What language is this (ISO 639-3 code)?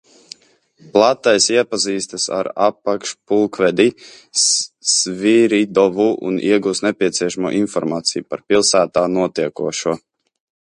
lav